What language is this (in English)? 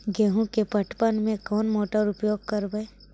Magahi